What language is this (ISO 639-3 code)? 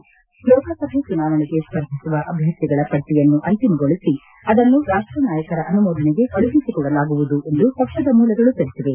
kan